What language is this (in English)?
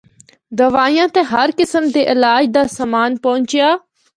Northern Hindko